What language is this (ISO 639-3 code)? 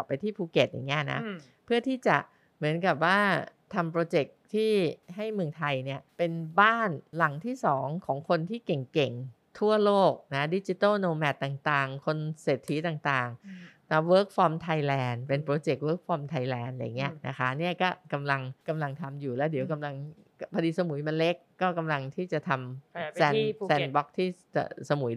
tha